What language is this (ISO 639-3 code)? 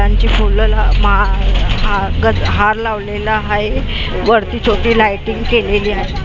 mar